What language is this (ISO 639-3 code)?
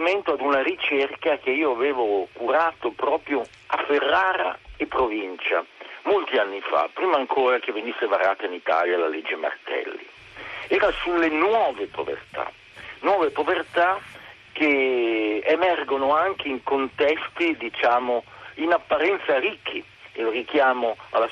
ita